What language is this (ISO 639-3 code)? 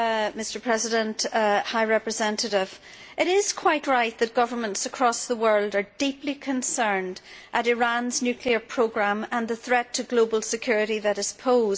eng